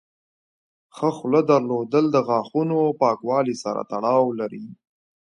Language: Pashto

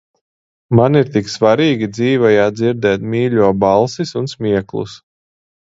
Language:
Latvian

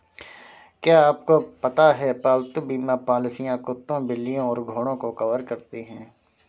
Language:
Hindi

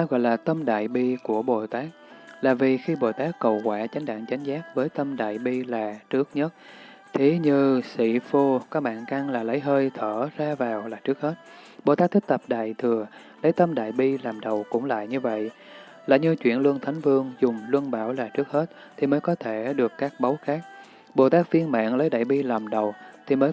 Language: Vietnamese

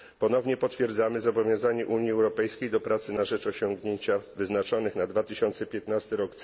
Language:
Polish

